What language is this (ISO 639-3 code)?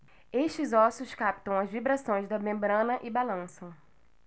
por